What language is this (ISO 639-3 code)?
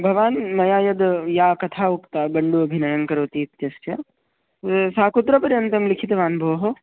san